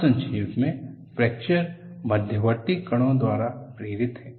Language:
Hindi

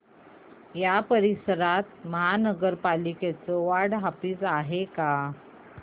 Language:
Marathi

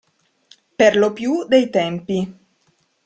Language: Italian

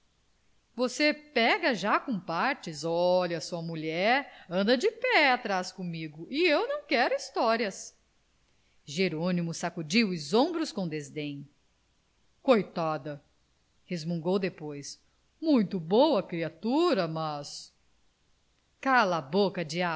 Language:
Portuguese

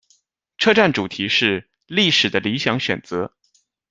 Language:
Chinese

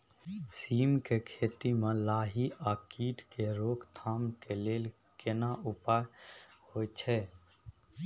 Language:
Maithili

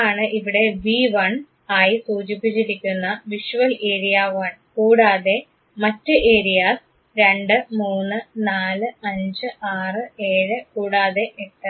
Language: Malayalam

